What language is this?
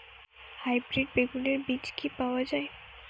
Bangla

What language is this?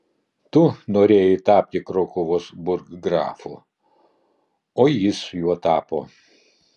Lithuanian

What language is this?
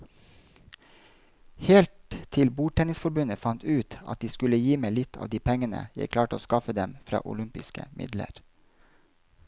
Norwegian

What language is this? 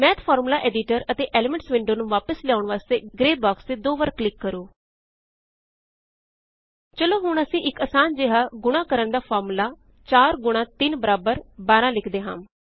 Punjabi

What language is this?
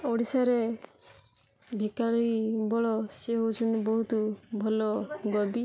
Odia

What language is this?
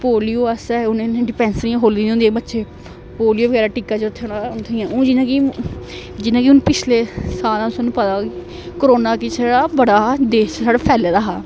Dogri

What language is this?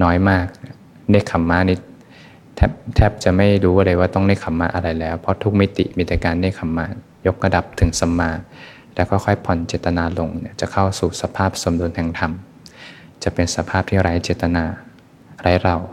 Thai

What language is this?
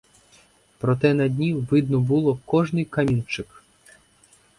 Ukrainian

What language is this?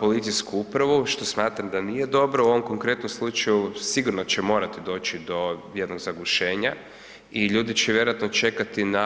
Croatian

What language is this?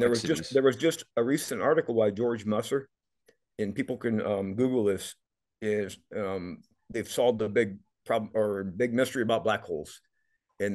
English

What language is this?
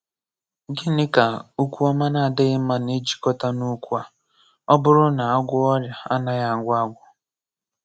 Igbo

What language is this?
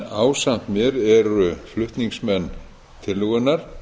Icelandic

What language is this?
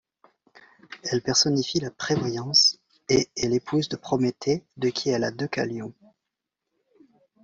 French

